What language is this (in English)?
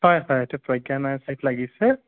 Assamese